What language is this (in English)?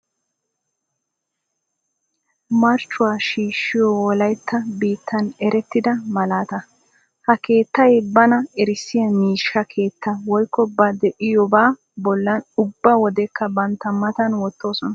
Wolaytta